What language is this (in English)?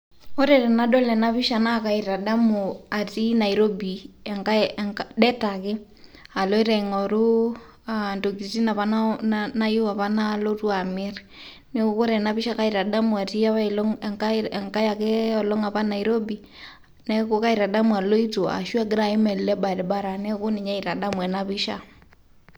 Masai